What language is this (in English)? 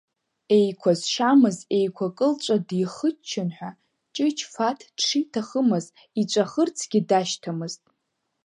Abkhazian